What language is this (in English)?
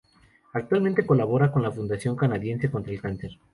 Spanish